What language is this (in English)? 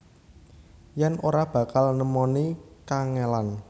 Javanese